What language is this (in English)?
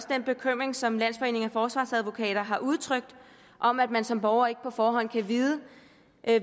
Danish